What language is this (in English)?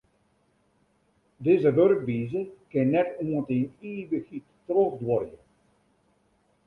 Western Frisian